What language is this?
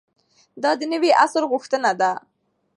Pashto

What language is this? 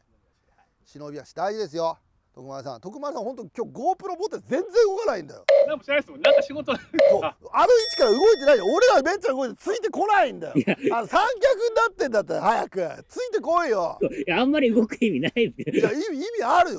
Japanese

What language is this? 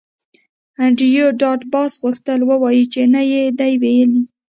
Pashto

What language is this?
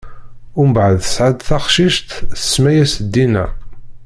Kabyle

